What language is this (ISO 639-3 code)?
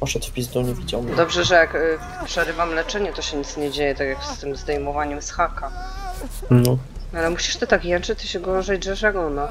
pol